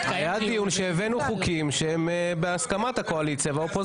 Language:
Hebrew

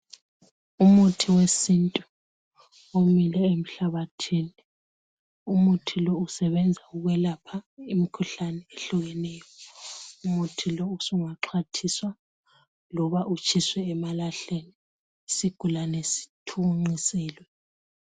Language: North Ndebele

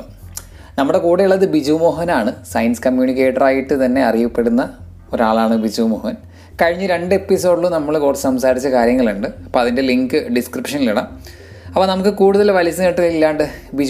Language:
Malayalam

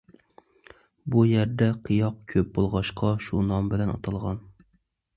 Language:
Uyghur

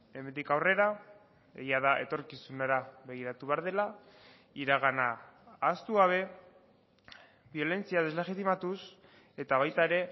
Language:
Basque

